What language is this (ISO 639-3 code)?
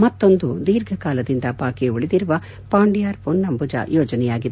kan